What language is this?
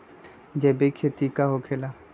Magahi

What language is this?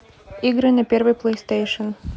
Russian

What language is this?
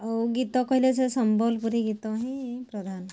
Odia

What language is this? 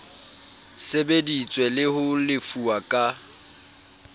Southern Sotho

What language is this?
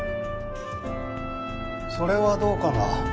Japanese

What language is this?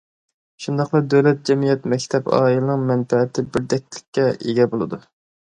Uyghur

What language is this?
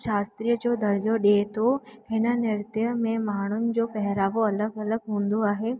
Sindhi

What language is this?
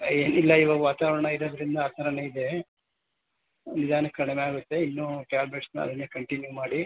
Kannada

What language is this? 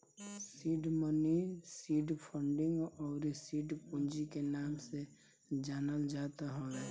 Bhojpuri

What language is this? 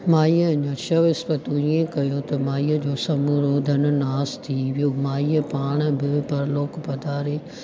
Sindhi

